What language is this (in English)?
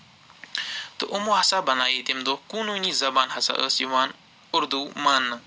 Kashmiri